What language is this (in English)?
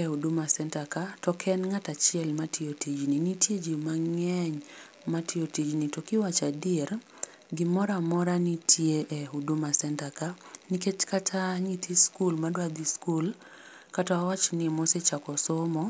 Luo (Kenya and Tanzania)